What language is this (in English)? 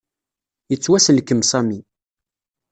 Kabyle